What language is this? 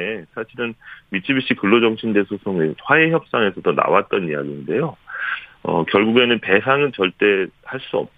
Korean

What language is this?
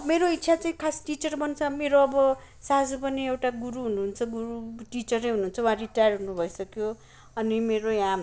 Nepali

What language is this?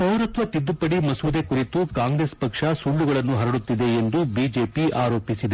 Kannada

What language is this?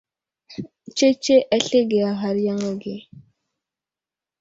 Wuzlam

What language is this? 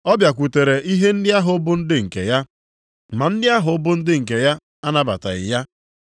Igbo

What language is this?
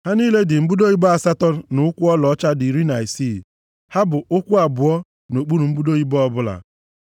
Igbo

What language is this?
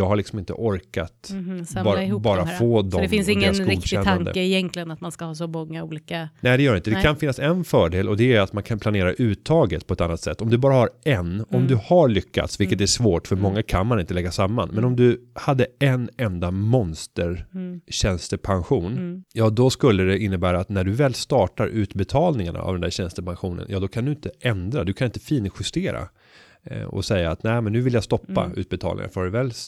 Swedish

